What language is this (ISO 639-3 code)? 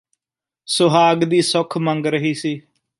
pan